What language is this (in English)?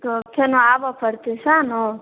Maithili